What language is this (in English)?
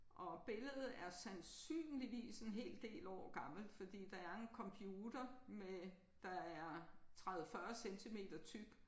Danish